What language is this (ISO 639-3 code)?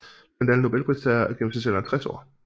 dan